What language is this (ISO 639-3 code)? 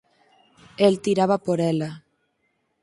glg